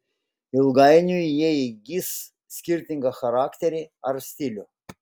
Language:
Lithuanian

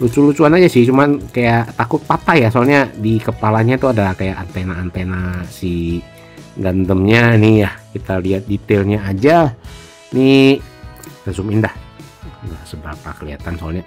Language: Indonesian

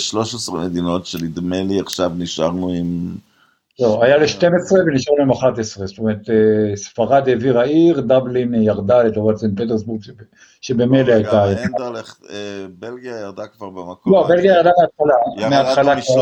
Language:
Hebrew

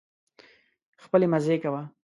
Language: Pashto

